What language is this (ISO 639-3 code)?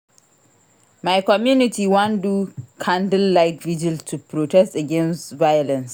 pcm